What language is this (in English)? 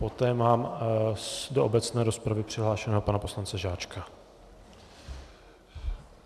Czech